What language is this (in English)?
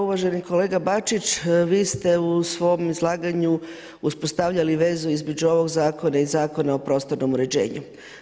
Croatian